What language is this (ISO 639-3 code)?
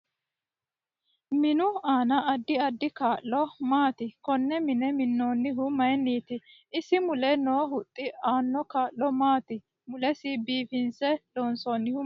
sid